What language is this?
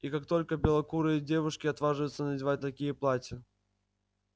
Russian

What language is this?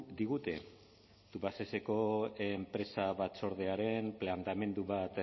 Basque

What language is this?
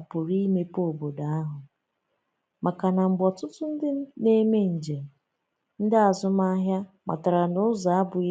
Igbo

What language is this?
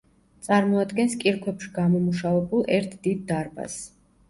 Georgian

